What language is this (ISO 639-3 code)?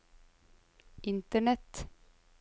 nor